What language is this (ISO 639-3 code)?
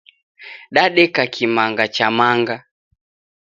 dav